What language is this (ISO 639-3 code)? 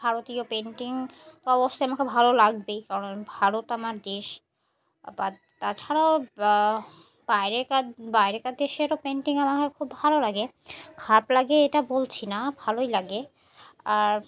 ben